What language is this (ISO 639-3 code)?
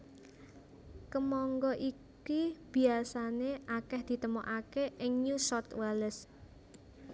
jav